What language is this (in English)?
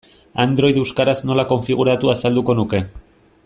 Basque